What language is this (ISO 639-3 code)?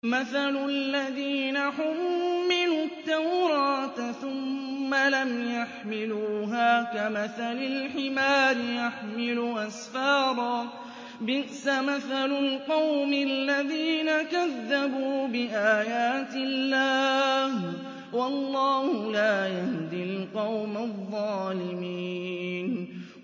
ara